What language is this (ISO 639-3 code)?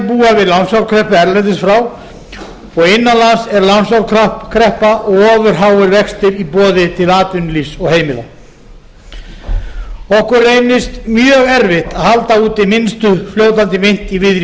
isl